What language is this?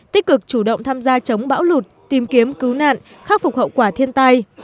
Vietnamese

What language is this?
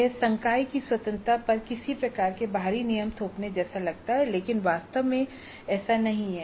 Hindi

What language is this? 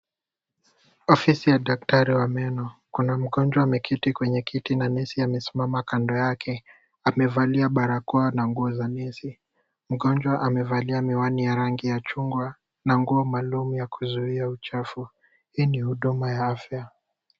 Swahili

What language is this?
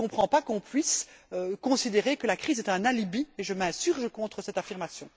French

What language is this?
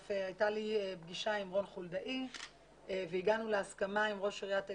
Hebrew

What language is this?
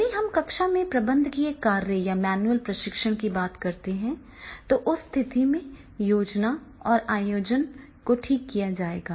Hindi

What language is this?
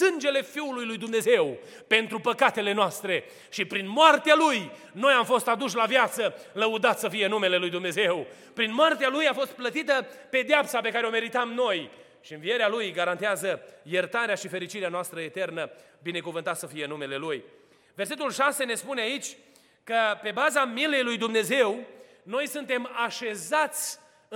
Romanian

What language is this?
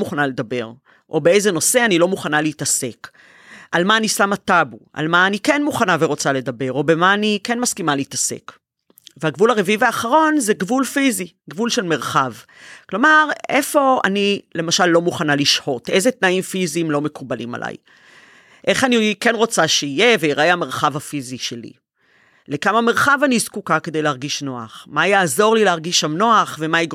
Hebrew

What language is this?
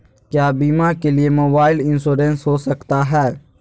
Magahi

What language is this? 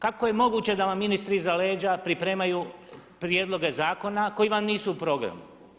Croatian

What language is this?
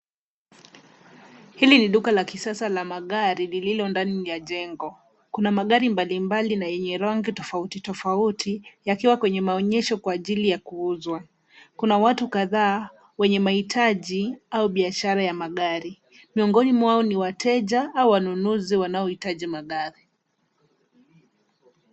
Swahili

